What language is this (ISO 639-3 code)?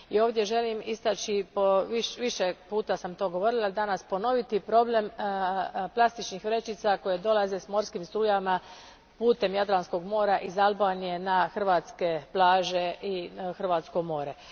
hrv